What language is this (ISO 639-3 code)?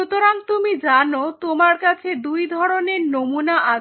ben